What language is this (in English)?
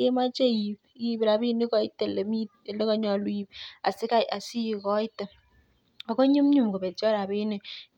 Kalenjin